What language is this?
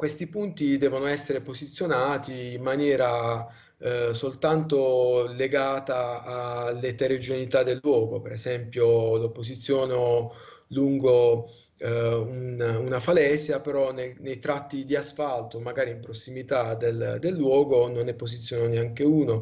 Italian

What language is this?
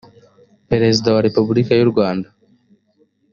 Kinyarwanda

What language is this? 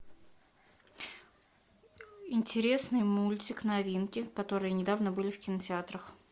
Russian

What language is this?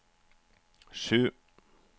Norwegian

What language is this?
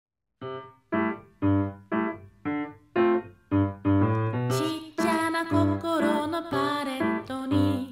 Japanese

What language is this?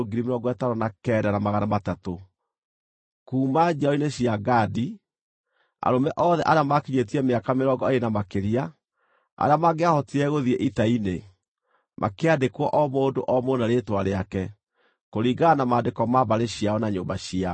Kikuyu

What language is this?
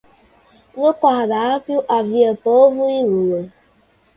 Portuguese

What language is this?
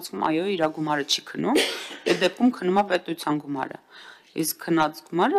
Turkish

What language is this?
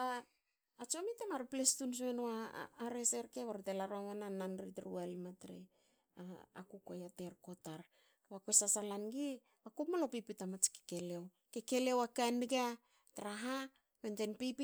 Hakö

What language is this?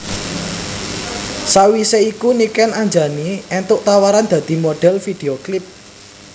Javanese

